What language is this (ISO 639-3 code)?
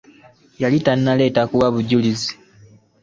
lug